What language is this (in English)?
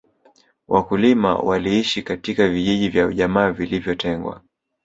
Swahili